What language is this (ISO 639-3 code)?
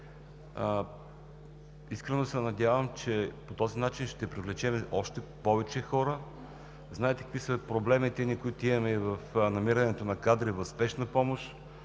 bul